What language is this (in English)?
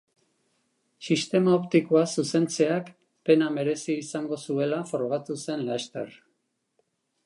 Basque